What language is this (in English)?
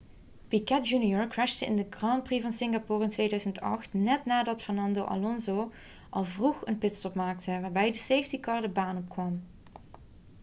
Dutch